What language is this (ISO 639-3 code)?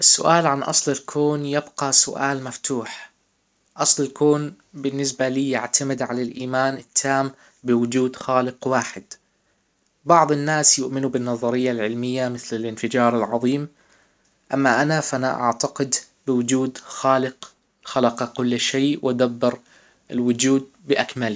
acw